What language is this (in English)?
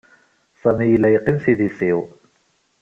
Kabyle